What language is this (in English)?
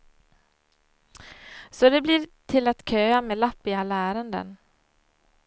Swedish